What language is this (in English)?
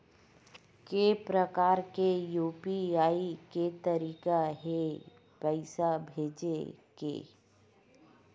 Chhattisgarhi